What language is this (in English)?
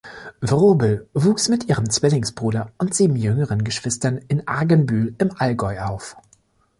German